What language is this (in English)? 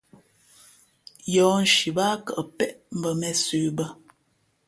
Fe'fe'